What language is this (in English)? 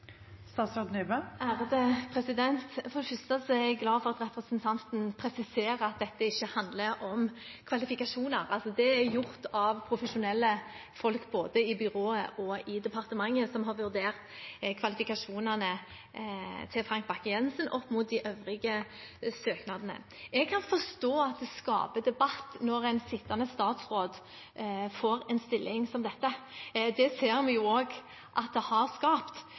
Norwegian